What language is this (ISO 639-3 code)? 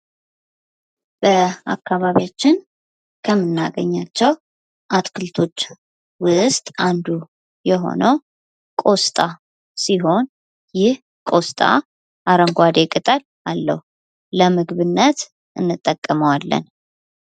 amh